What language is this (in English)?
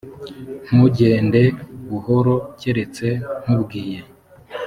Kinyarwanda